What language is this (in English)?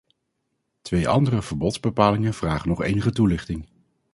Dutch